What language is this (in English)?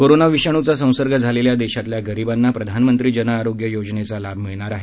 Marathi